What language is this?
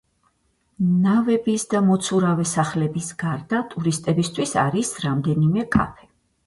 Georgian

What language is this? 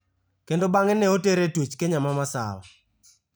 Luo (Kenya and Tanzania)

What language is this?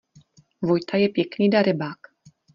Czech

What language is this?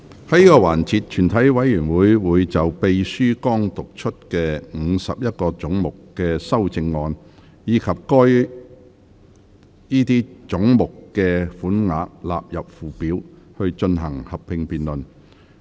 Cantonese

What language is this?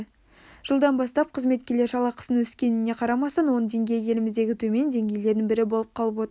Kazakh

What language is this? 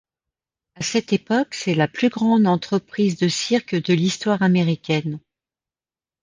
French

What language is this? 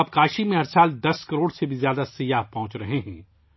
Urdu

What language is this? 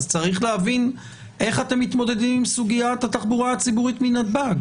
Hebrew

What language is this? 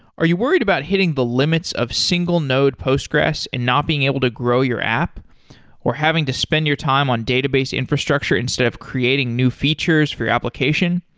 English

